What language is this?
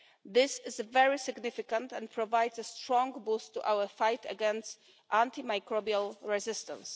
English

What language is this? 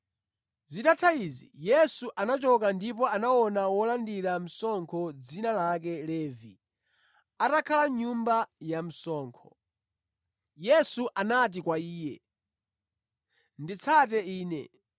Nyanja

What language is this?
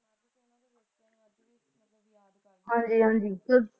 Punjabi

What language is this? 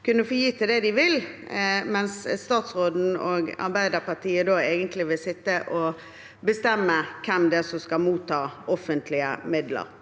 Norwegian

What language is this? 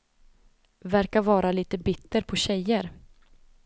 Swedish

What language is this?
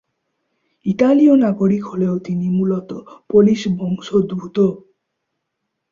Bangla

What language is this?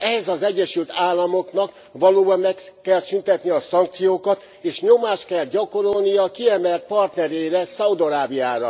Hungarian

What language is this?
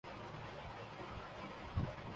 Urdu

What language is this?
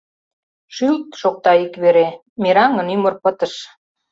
Mari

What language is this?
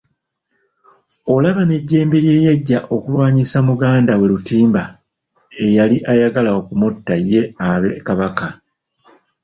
Ganda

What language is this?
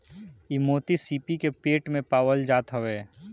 Bhojpuri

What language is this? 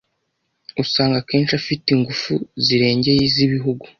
Kinyarwanda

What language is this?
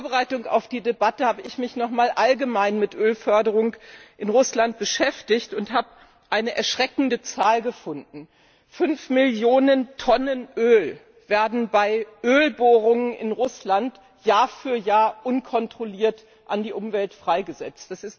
German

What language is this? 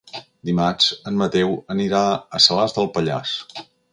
Catalan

